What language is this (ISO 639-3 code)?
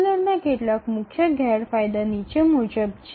ben